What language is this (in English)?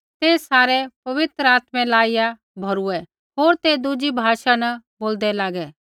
Kullu Pahari